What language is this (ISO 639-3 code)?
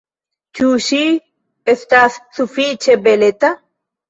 epo